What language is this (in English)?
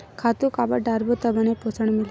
Chhattisgarhi